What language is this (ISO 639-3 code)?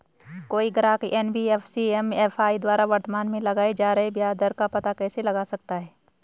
hin